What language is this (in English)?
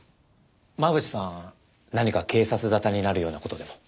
Japanese